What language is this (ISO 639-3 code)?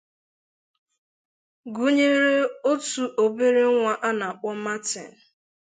ibo